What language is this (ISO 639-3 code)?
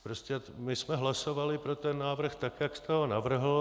ces